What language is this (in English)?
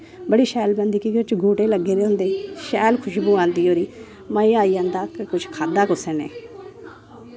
Dogri